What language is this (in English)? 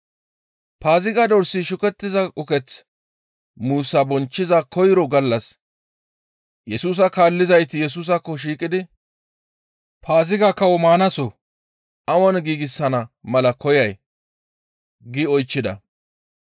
Gamo